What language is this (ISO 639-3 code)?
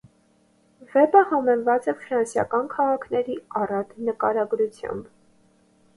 hye